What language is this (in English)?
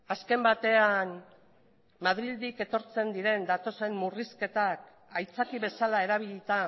Basque